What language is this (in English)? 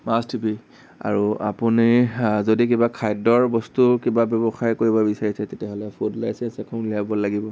Assamese